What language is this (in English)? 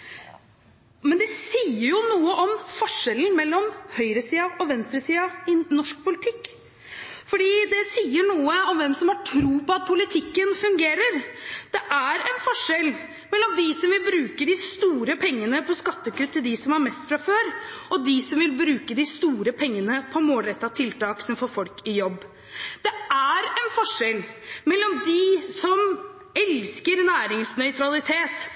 Norwegian Bokmål